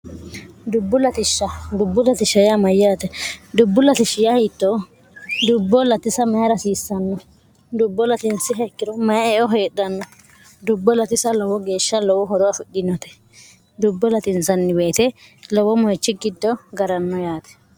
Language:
Sidamo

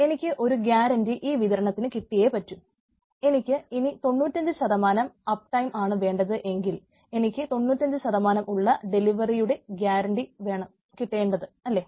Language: Malayalam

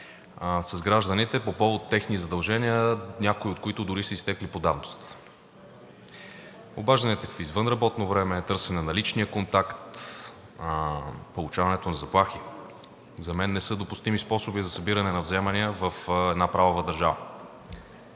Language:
Bulgarian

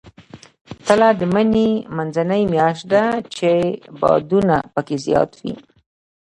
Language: Pashto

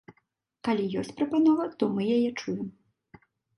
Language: Belarusian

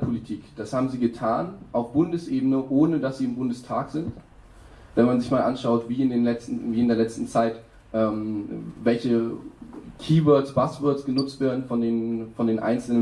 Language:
German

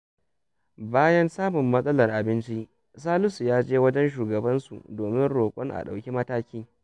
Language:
Hausa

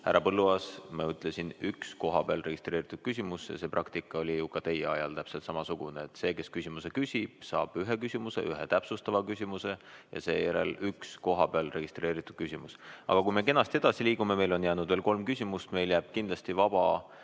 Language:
Estonian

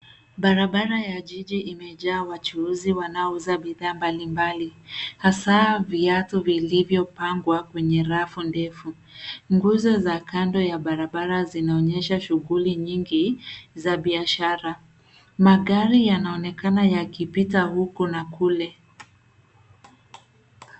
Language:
Swahili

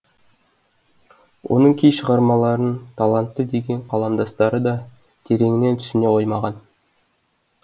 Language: Kazakh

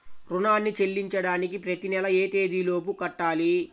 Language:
Telugu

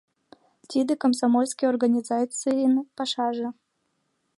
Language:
Mari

